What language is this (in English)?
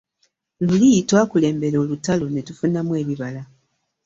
Ganda